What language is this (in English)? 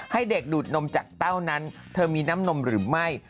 Thai